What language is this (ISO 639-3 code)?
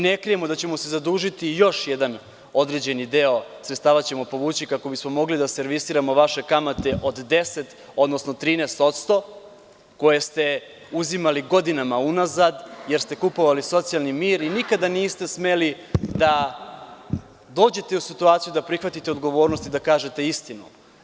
srp